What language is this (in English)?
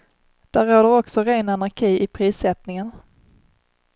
Swedish